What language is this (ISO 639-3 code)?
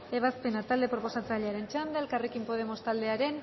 eus